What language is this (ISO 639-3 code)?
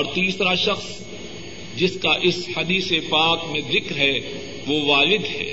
urd